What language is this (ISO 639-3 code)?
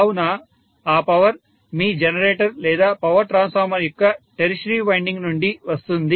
tel